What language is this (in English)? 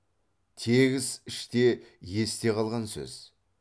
Kazakh